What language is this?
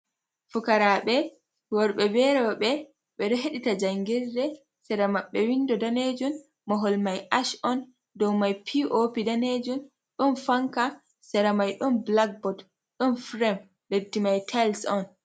Fula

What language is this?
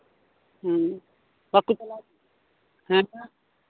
Santali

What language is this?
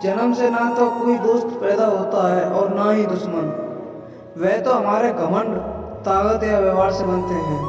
Hindi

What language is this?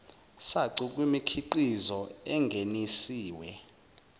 Zulu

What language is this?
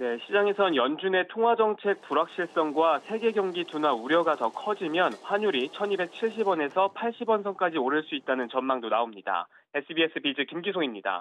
Korean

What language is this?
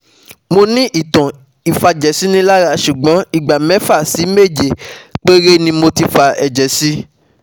Yoruba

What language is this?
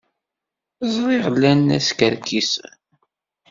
Kabyle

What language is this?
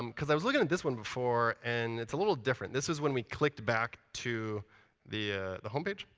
English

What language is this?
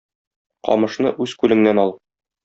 Tatar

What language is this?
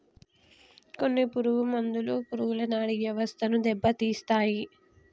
Telugu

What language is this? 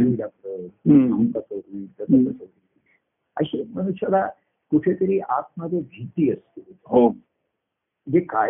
Marathi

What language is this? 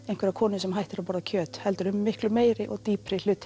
Icelandic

